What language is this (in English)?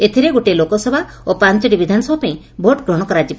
Odia